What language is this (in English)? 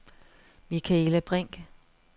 Danish